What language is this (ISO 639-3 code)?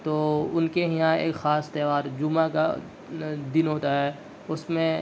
urd